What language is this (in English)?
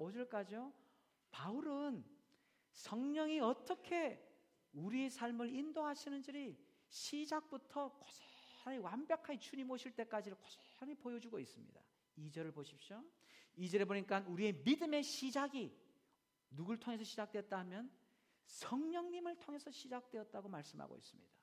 Korean